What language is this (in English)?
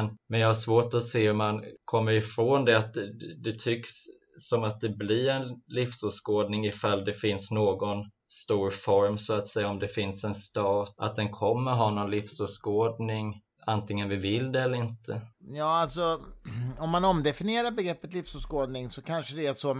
Swedish